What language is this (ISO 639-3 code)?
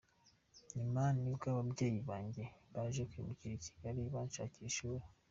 kin